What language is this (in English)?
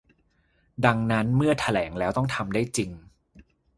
Thai